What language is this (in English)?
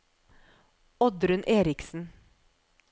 Norwegian